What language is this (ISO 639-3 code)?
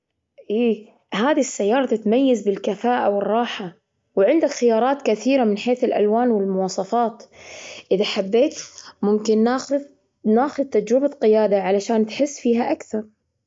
afb